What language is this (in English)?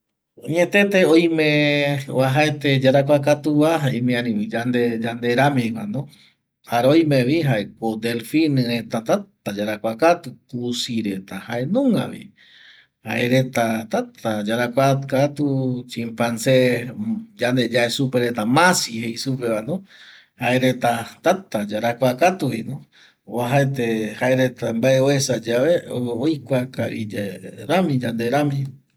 Eastern Bolivian Guaraní